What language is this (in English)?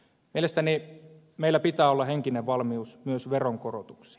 Finnish